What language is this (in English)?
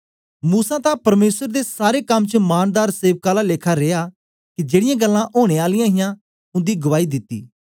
Dogri